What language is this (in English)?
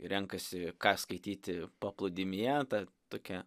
Lithuanian